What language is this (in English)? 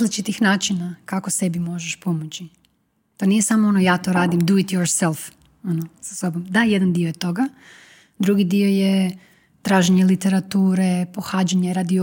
Croatian